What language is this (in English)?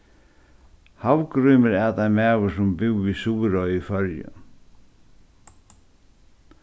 Faroese